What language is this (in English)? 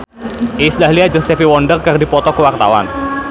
Sundanese